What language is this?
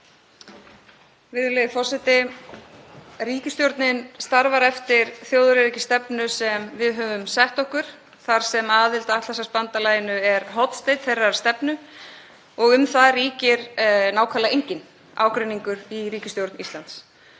Icelandic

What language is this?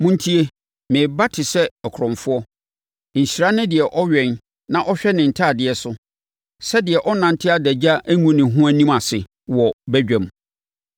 Akan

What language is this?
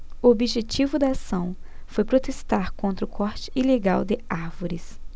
Portuguese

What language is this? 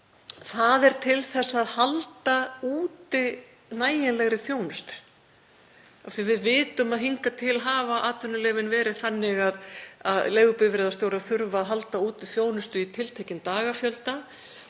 Icelandic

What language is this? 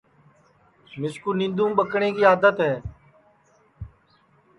Sansi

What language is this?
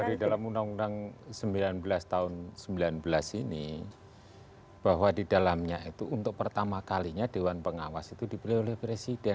Indonesian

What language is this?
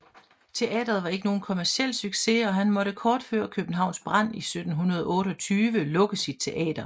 Danish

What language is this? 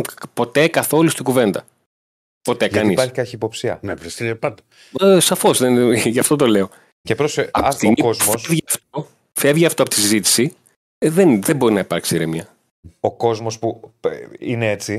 Greek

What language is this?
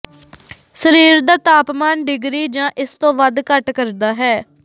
Punjabi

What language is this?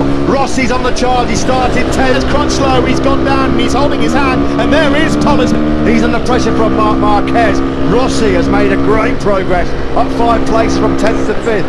Indonesian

